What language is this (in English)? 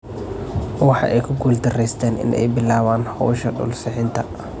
Somali